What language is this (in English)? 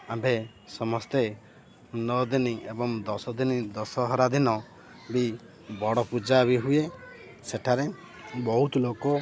Odia